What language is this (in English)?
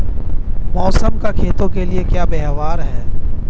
Hindi